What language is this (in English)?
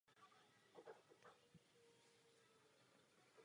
Czech